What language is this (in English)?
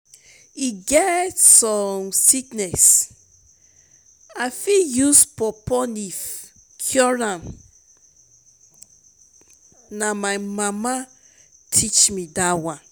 Nigerian Pidgin